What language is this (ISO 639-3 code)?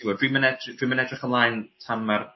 cym